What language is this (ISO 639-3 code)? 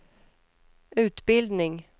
swe